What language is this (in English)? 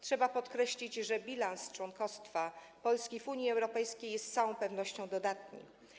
Polish